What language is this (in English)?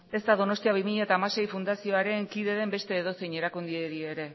Basque